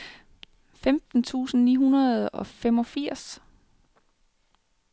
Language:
Danish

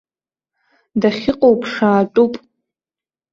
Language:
Abkhazian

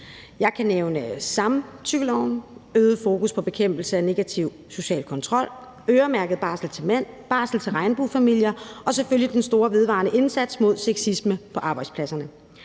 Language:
Danish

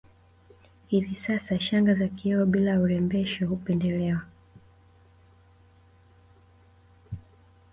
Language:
Swahili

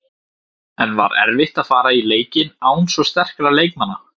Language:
Icelandic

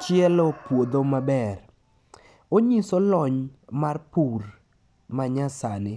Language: Luo (Kenya and Tanzania)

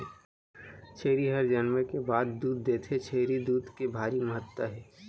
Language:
Chhattisgarhi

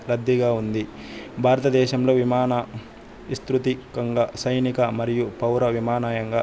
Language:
Telugu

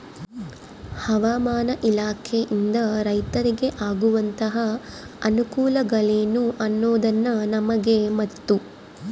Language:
Kannada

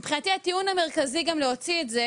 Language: Hebrew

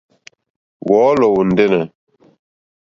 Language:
Mokpwe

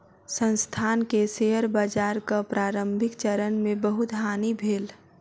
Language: Maithili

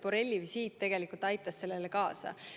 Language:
Estonian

